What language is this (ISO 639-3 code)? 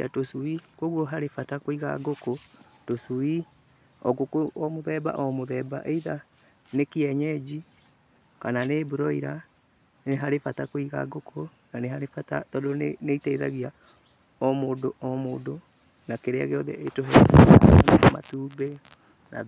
kik